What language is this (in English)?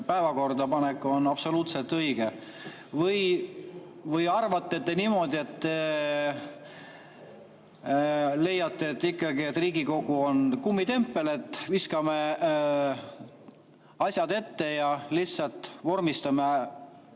Estonian